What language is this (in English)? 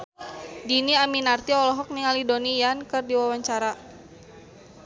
Sundanese